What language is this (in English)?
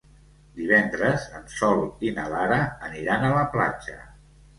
Catalan